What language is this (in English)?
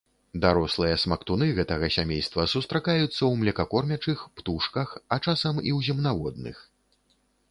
Belarusian